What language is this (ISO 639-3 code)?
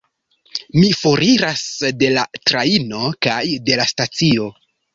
epo